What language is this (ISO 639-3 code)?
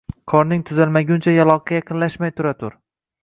uzb